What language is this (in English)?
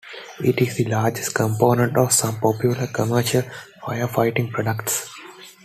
English